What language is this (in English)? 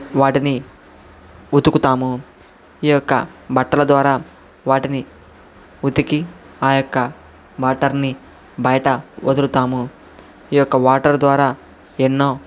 Telugu